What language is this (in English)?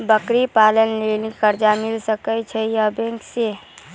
Maithili